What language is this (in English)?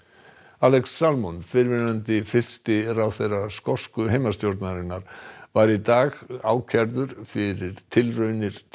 Icelandic